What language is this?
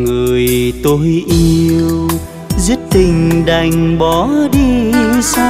Vietnamese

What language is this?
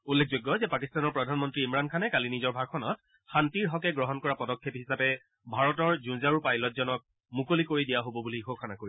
Assamese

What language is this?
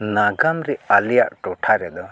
Santali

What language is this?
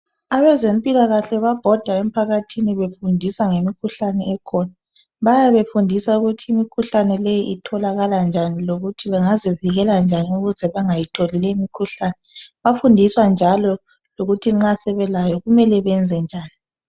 North Ndebele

